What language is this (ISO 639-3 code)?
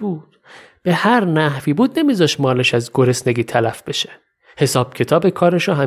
fas